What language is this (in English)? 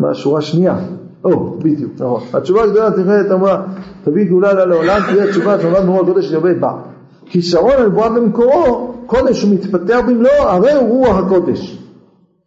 Hebrew